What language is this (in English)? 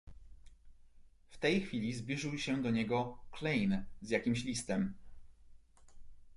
Polish